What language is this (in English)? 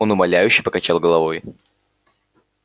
Russian